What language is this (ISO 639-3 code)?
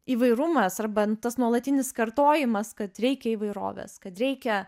lit